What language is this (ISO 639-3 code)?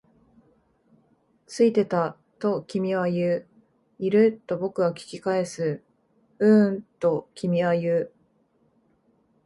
jpn